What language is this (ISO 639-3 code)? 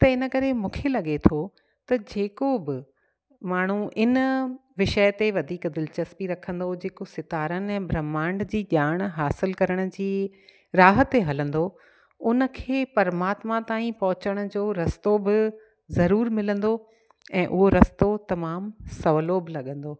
snd